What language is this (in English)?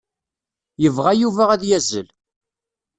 Kabyle